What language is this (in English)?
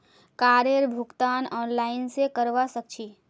Magahi